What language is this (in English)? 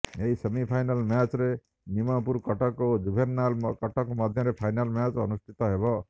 Odia